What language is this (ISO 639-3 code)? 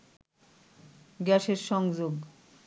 ben